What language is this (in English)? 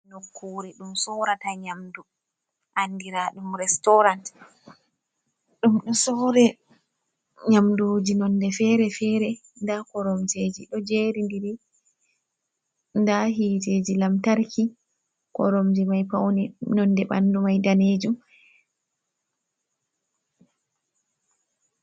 Fula